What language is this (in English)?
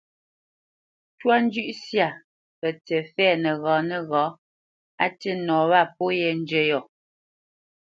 Bamenyam